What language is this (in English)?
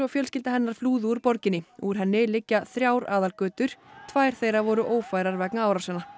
Icelandic